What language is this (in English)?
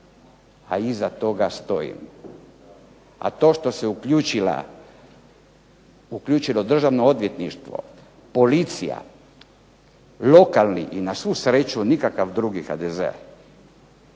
Croatian